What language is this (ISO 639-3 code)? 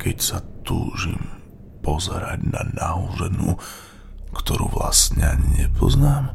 slk